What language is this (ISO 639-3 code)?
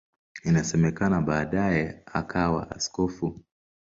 swa